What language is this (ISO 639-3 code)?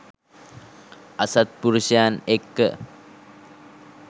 sin